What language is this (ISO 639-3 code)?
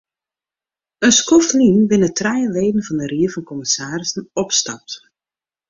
fry